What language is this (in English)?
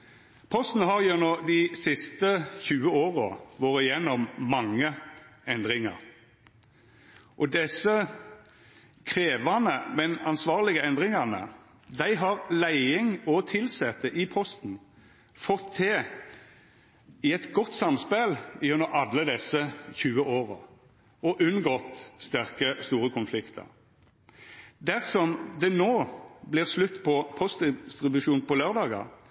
Norwegian Nynorsk